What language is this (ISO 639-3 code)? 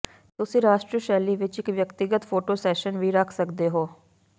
pan